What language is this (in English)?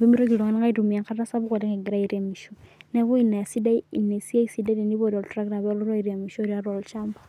Masai